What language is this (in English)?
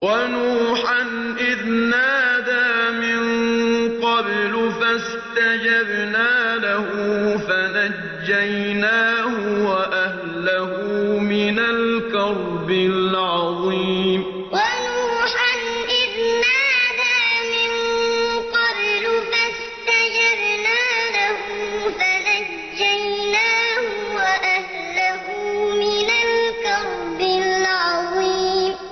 Arabic